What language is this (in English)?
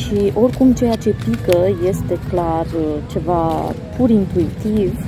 Romanian